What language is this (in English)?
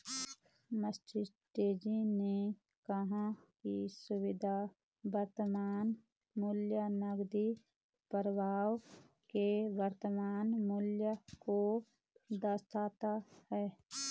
Hindi